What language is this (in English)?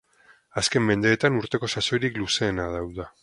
Basque